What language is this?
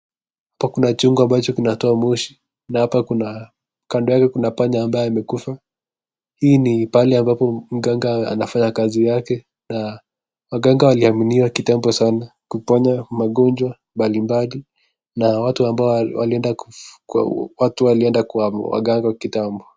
Swahili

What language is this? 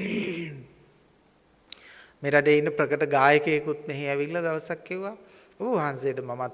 Sinhala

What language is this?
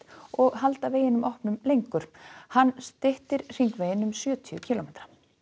Icelandic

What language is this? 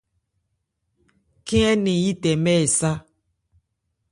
Ebrié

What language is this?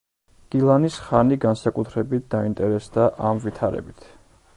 Georgian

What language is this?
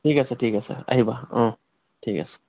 Assamese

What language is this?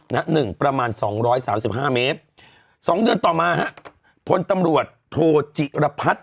Thai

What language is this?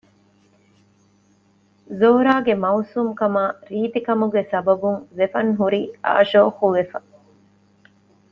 Divehi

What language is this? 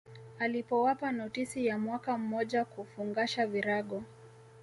Swahili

